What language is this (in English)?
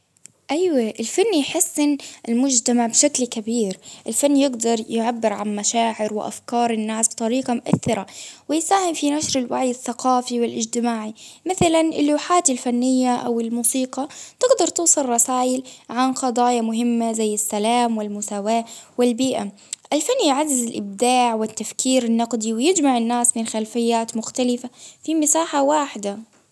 Baharna Arabic